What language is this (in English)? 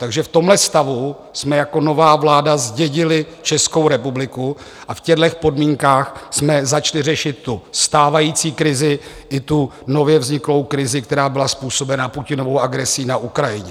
Czech